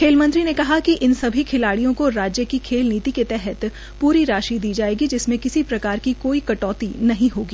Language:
Hindi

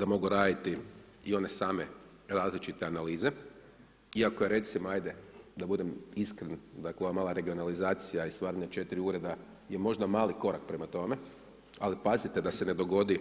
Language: Croatian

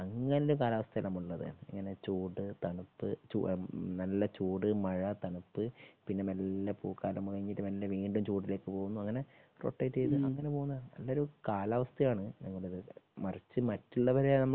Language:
Malayalam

